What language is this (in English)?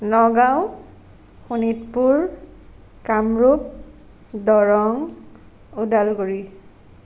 Assamese